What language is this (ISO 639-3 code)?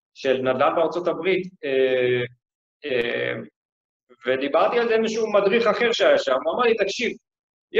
heb